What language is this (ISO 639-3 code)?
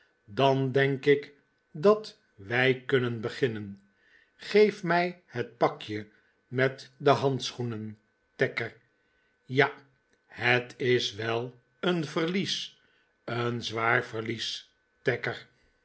nld